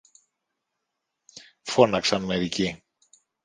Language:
Greek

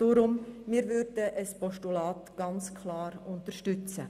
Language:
Swiss German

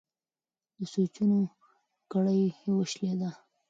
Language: Pashto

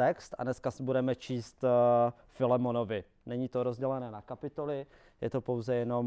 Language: Czech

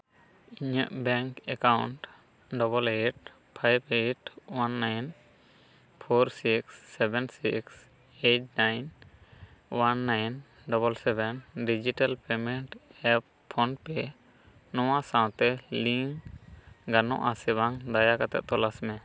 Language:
Santali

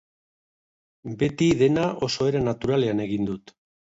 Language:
Basque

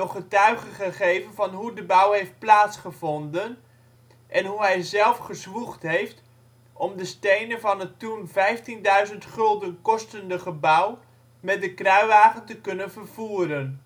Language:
Dutch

